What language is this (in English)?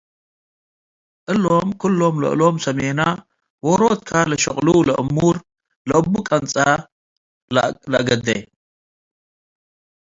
Tigre